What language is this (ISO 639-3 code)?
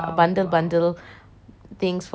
eng